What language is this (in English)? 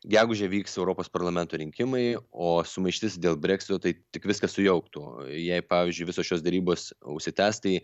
Lithuanian